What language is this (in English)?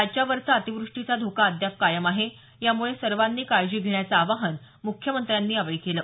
Marathi